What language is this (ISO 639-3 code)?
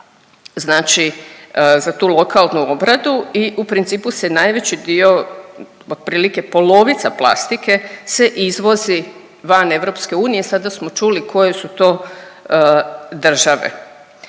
hrv